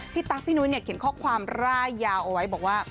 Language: Thai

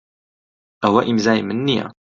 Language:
Central Kurdish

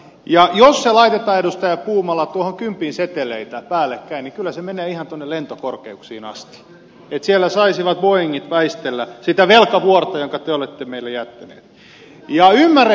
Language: Finnish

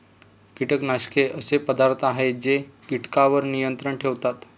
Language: Marathi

